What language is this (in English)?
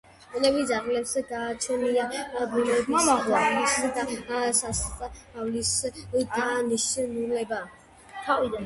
Georgian